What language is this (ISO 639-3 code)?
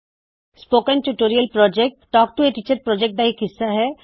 pan